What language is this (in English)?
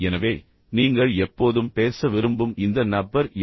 Tamil